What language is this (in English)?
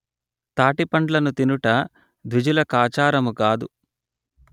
Telugu